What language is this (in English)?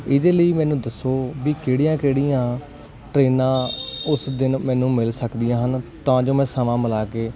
Punjabi